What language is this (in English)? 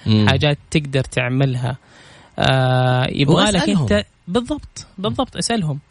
Arabic